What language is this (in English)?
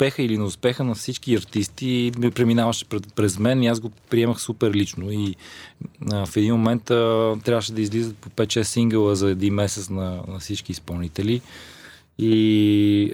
Bulgarian